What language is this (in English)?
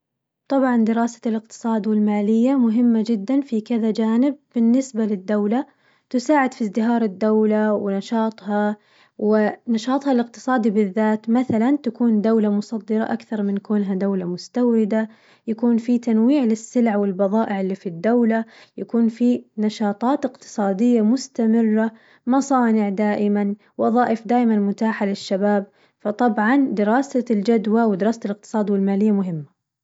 Najdi Arabic